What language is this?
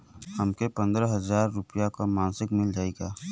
Bhojpuri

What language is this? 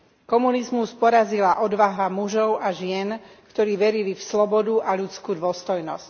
Slovak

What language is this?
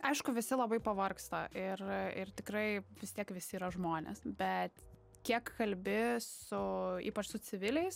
Lithuanian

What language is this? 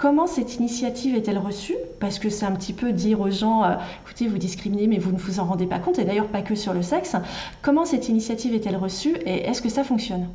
French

